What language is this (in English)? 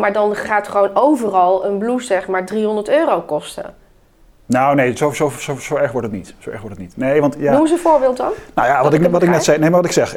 Dutch